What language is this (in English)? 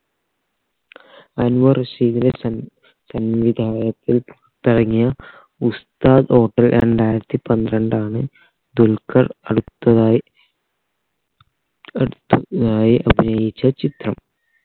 Malayalam